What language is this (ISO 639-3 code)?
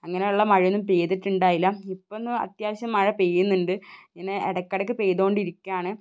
mal